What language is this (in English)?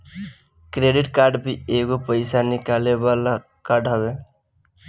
Bhojpuri